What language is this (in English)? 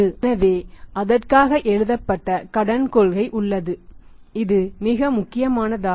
Tamil